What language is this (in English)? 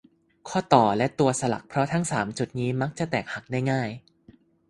Thai